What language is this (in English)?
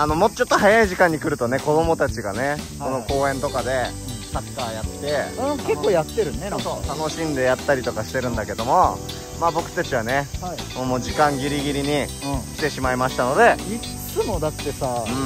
Japanese